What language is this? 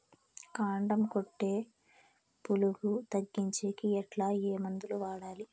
Telugu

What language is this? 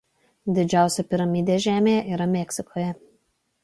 Lithuanian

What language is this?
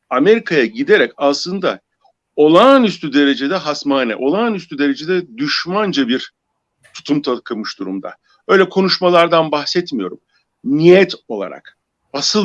Turkish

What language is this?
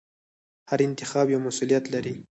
Pashto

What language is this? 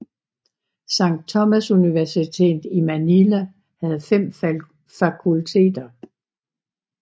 Danish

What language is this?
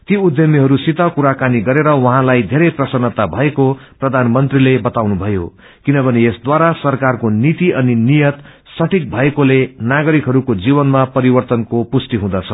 Nepali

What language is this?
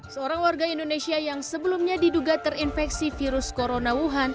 Indonesian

